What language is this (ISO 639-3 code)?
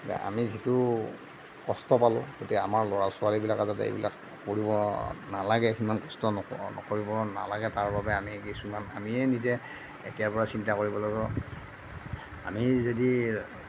asm